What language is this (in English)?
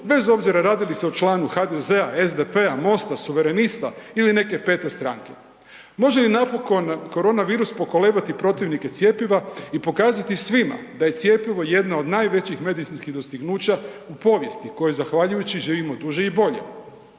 Croatian